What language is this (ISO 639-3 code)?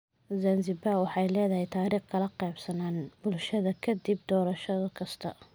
som